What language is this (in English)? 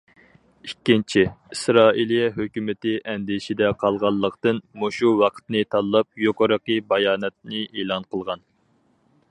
Uyghur